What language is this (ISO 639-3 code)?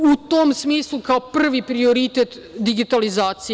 srp